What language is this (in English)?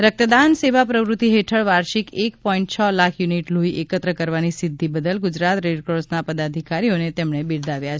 Gujarati